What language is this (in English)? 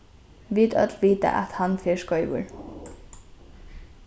Faroese